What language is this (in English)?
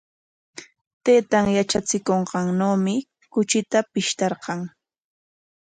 Corongo Ancash Quechua